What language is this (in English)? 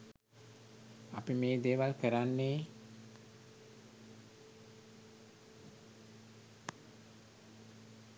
Sinhala